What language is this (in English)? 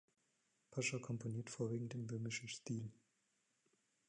German